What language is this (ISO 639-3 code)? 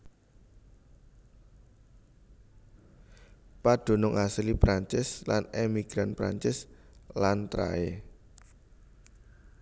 jav